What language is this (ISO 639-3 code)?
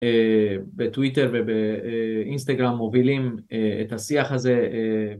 heb